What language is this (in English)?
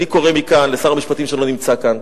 Hebrew